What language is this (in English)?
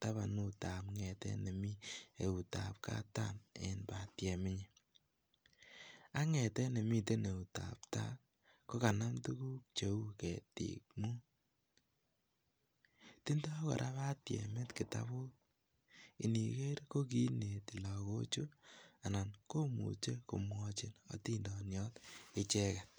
Kalenjin